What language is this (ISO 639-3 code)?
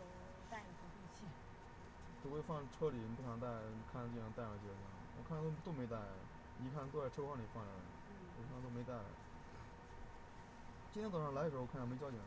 zho